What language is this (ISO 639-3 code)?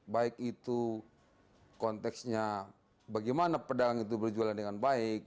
ind